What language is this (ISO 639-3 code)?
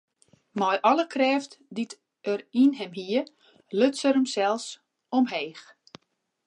fry